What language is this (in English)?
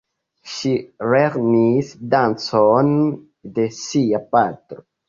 Esperanto